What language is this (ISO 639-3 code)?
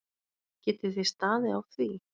isl